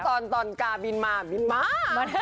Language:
Thai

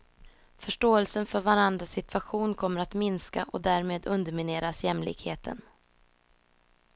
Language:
Swedish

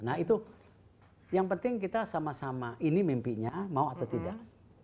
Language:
Indonesian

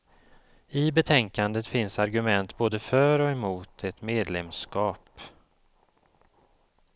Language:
Swedish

